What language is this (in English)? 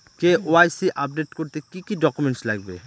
Bangla